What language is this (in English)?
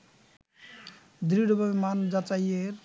Bangla